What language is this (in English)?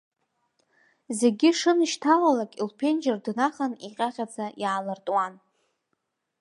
Abkhazian